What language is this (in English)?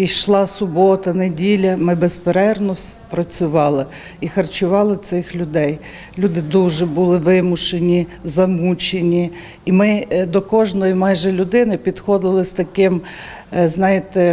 Ukrainian